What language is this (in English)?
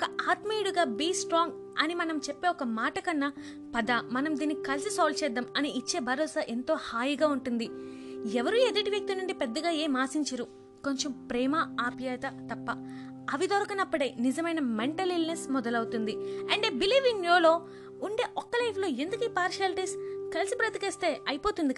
Telugu